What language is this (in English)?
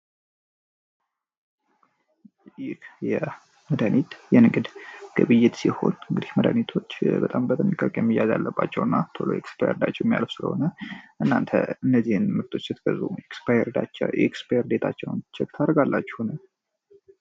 Amharic